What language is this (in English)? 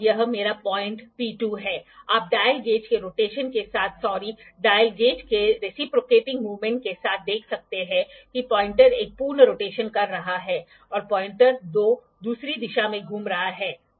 Hindi